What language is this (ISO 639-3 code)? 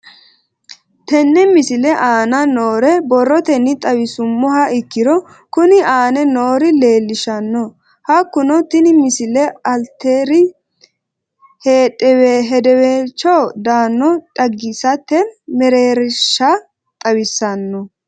sid